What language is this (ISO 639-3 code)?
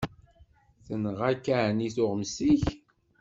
kab